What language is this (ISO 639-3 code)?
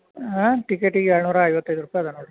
kan